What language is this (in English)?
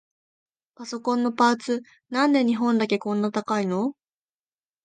Japanese